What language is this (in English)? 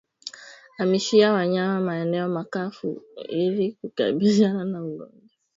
Swahili